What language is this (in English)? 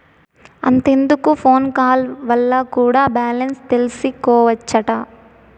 Telugu